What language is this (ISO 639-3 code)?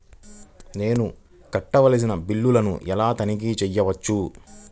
tel